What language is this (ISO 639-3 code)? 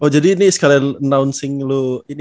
ind